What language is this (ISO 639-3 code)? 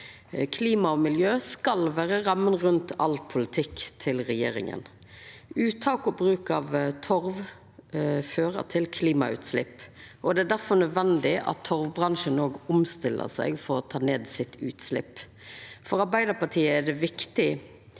nor